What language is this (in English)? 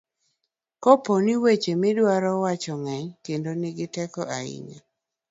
Luo (Kenya and Tanzania)